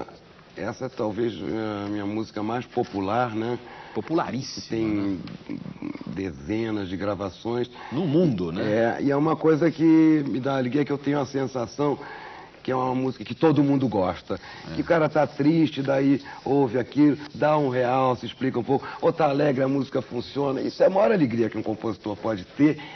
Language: Portuguese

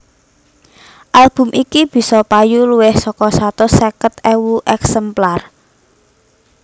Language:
Javanese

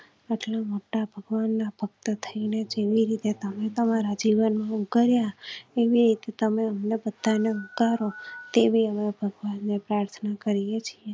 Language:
Gujarati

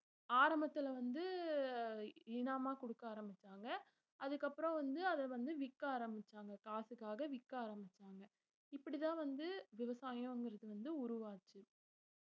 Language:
Tamil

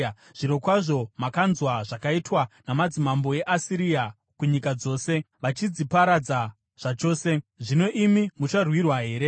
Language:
Shona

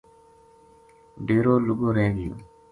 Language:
Gujari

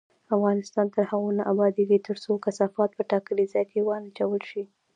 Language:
Pashto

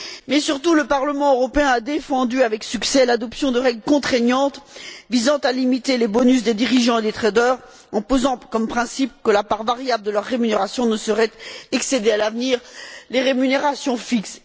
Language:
French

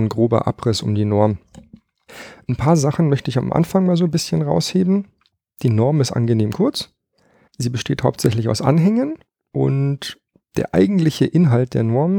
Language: German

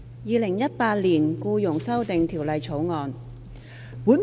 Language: Cantonese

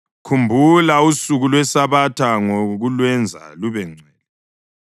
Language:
North Ndebele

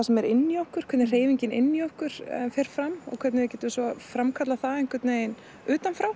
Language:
Icelandic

